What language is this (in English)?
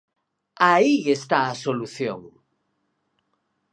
Galician